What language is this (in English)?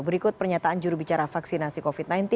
Indonesian